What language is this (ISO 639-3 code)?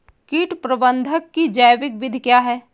hin